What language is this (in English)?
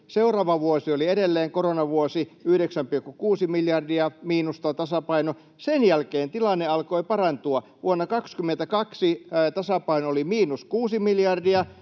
Finnish